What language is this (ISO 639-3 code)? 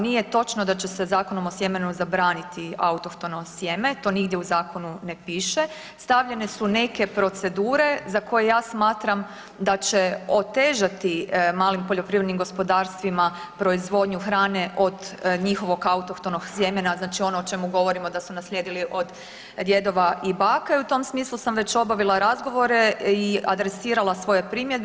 hrv